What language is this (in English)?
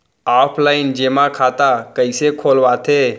Chhattisgarhi